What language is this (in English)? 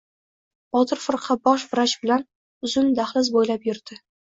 Uzbek